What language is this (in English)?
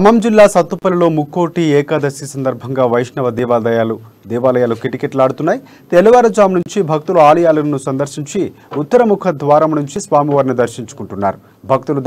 Telugu